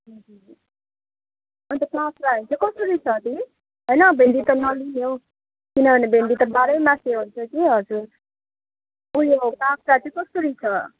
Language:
Nepali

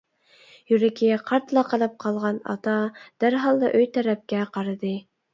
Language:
Uyghur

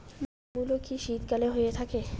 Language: Bangla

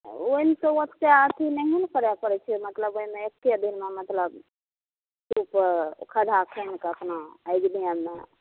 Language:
Maithili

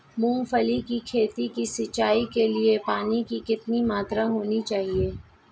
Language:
Hindi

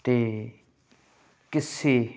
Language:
Punjabi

